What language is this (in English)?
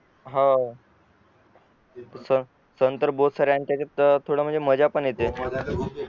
Marathi